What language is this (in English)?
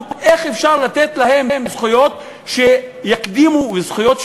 Hebrew